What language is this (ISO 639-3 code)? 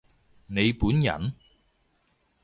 yue